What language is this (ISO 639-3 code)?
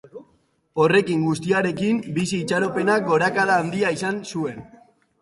eus